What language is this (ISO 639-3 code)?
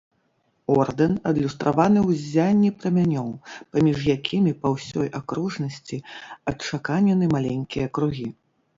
bel